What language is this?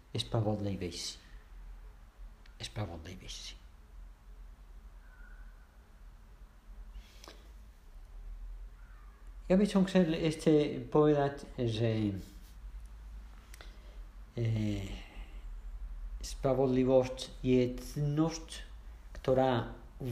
Czech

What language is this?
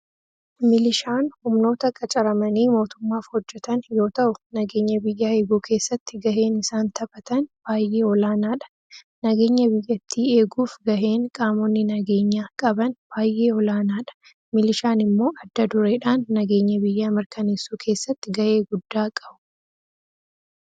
Oromo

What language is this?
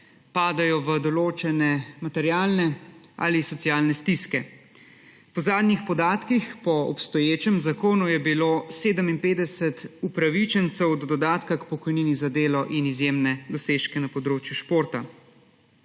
Slovenian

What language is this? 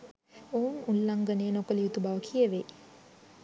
Sinhala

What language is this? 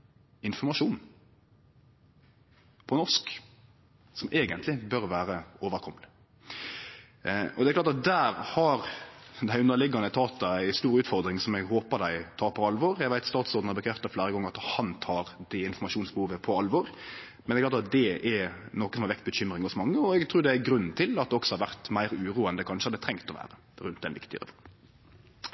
Norwegian Nynorsk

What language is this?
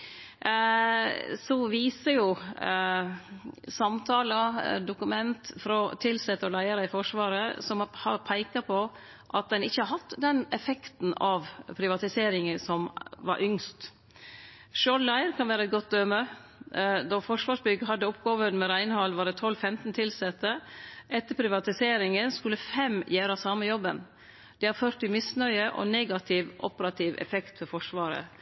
Norwegian Nynorsk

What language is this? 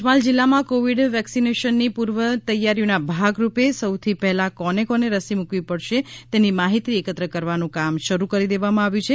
Gujarati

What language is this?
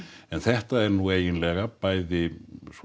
Icelandic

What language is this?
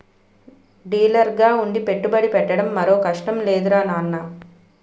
Telugu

